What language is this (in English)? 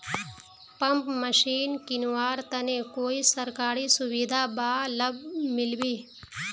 Magahi